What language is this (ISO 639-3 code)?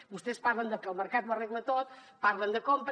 cat